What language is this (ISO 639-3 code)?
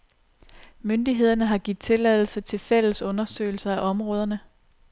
dan